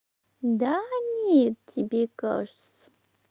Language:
Russian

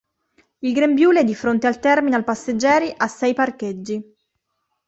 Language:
Italian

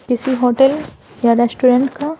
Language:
Hindi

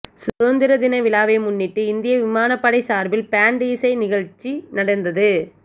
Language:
Tamil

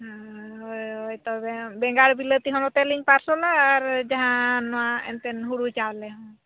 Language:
Santali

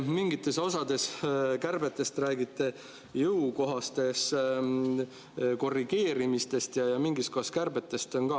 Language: Estonian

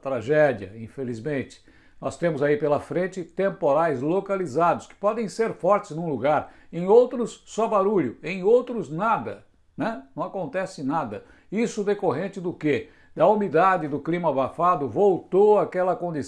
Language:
Portuguese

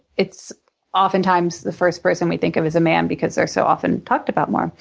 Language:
English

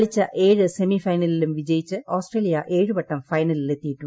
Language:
Malayalam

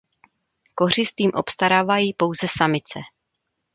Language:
Czech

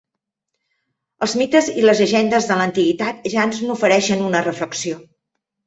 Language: Catalan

